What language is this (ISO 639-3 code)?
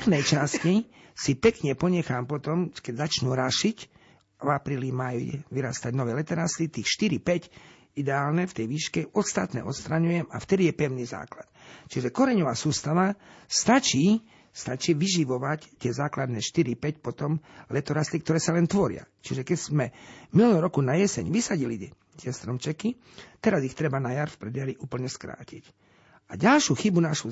slk